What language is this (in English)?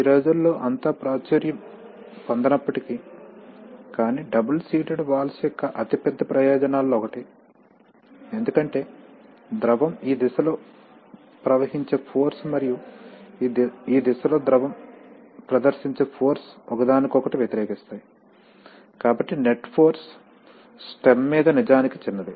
Telugu